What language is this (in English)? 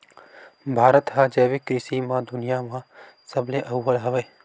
Chhattisgarhi